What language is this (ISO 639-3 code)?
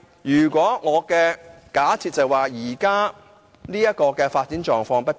yue